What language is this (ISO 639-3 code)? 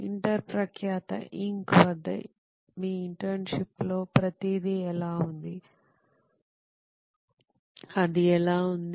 tel